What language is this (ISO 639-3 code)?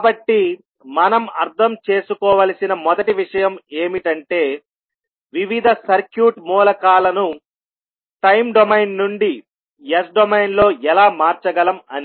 tel